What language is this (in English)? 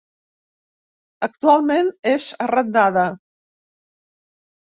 Catalan